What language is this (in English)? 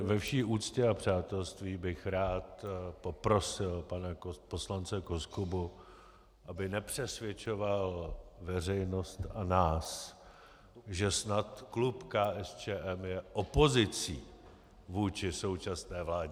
Czech